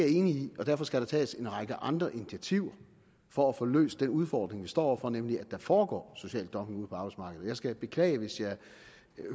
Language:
Danish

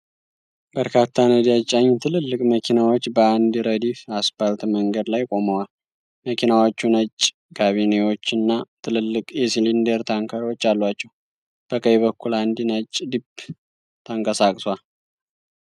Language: Amharic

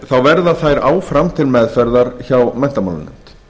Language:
Icelandic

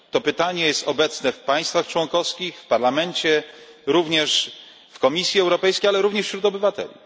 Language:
Polish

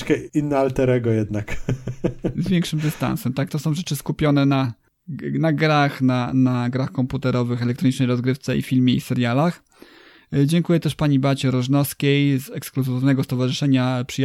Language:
Polish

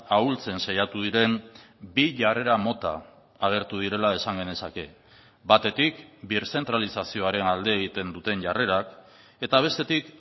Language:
Basque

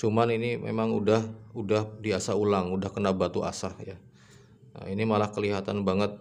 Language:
Indonesian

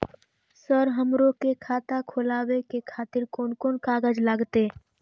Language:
Maithili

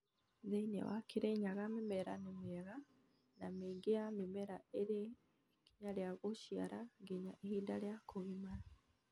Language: Kikuyu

